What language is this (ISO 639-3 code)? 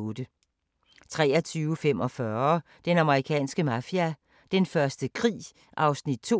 dan